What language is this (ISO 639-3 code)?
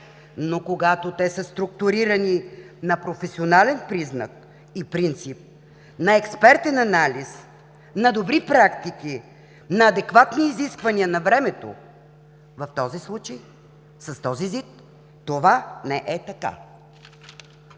bul